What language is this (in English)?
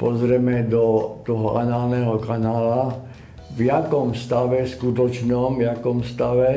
Czech